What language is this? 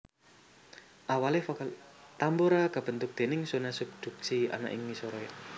Javanese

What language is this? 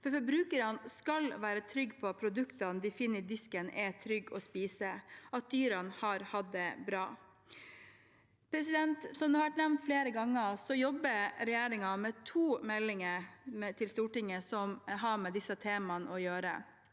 Norwegian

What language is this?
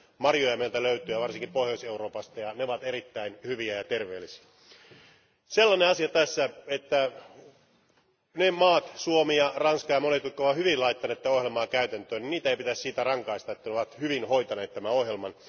Finnish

